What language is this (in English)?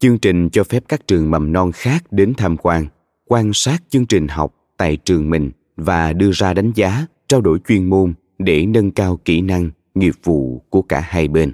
Vietnamese